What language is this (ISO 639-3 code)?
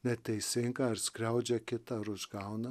lit